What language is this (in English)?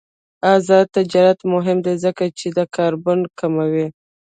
Pashto